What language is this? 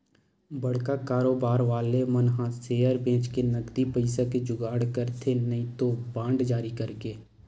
Chhattisgarhi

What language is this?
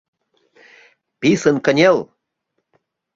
Mari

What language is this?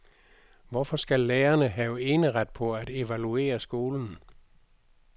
Danish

